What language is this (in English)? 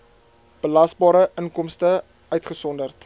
Afrikaans